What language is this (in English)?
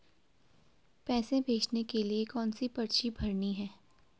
Hindi